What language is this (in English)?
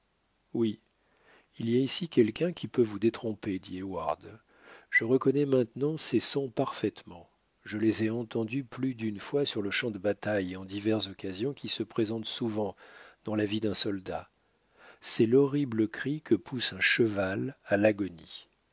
French